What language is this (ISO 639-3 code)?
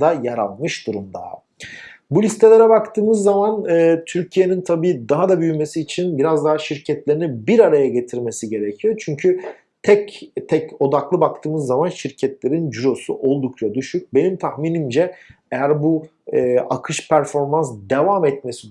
tur